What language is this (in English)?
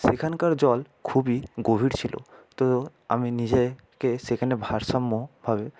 Bangla